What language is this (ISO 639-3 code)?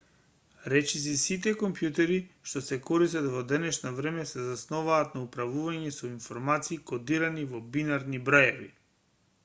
mkd